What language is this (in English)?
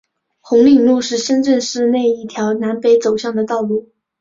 Chinese